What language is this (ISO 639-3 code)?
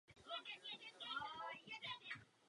ces